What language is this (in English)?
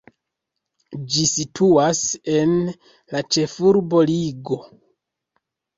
Esperanto